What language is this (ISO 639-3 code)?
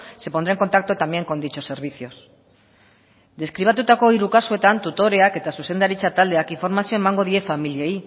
eus